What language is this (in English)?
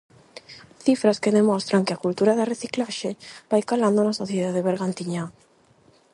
Galician